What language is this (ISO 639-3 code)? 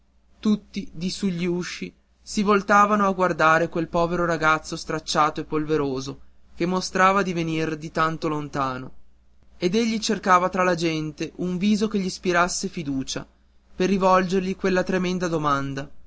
ita